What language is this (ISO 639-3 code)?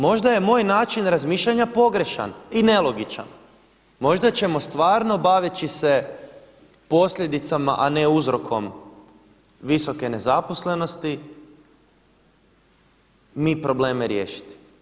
hrv